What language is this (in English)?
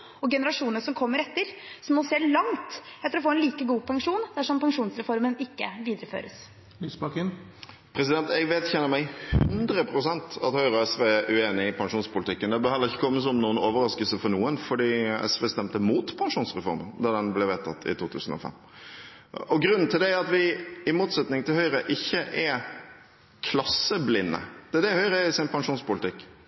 Norwegian Bokmål